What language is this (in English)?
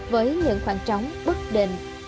Vietnamese